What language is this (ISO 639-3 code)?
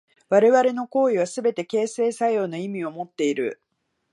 jpn